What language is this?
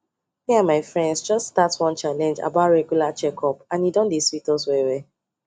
Nigerian Pidgin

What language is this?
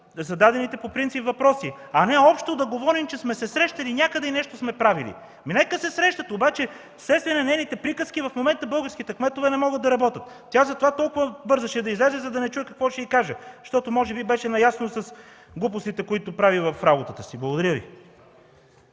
Bulgarian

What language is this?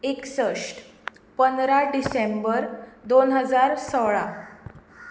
Konkani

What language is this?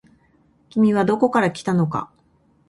Japanese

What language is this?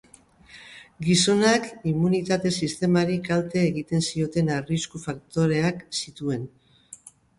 Basque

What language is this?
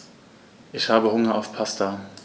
German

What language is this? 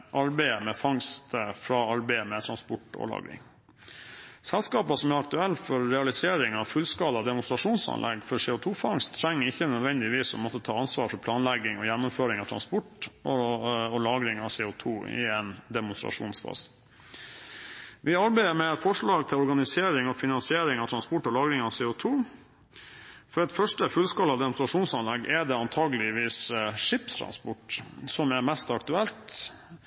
Norwegian Bokmål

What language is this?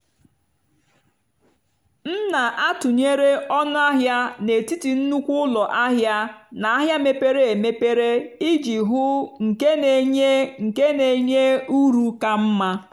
Igbo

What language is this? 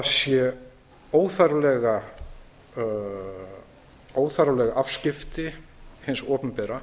Icelandic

